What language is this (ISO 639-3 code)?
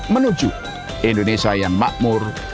ind